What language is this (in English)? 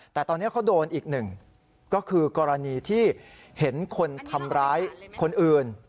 Thai